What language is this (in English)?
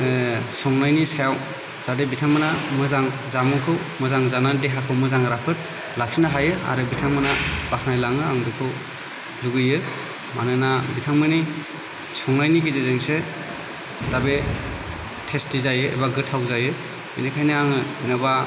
Bodo